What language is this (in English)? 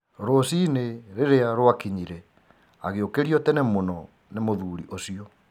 Kikuyu